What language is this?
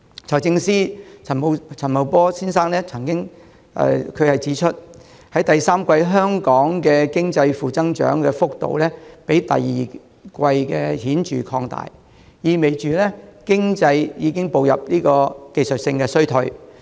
Cantonese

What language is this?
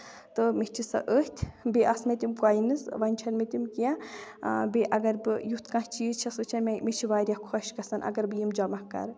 Kashmiri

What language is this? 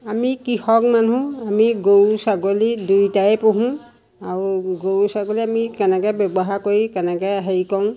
Assamese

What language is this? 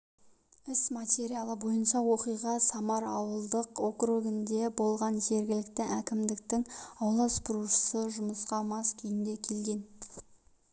Kazakh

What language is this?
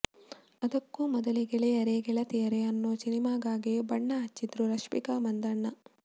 Kannada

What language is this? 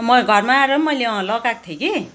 Nepali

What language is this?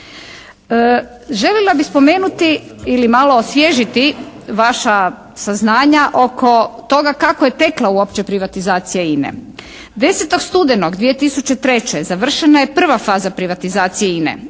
Croatian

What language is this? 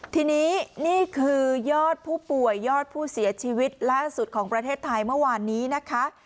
Thai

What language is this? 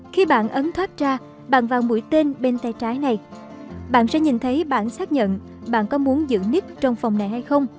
Vietnamese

